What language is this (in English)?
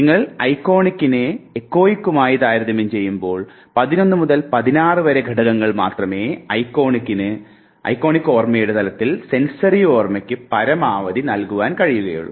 Malayalam